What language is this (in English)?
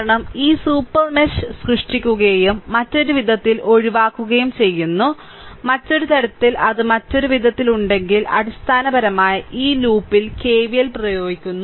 Malayalam